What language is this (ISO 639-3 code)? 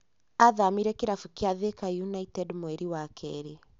kik